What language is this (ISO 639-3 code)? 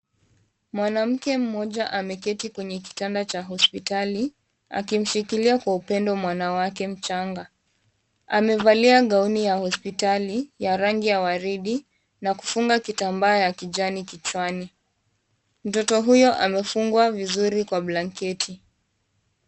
swa